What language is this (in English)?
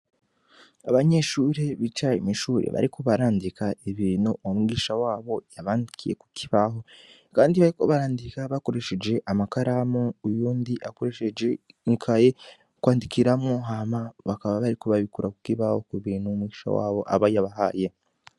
Rundi